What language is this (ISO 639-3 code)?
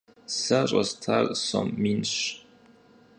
kbd